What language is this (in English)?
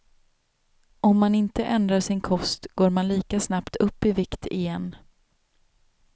Swedish